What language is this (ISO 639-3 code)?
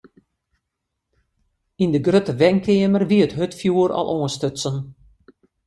fry